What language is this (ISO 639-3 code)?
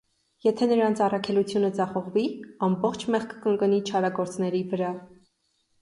hye